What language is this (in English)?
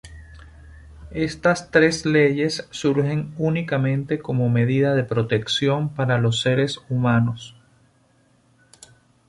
Spanish